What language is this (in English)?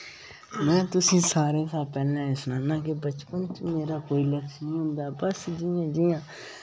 Dogri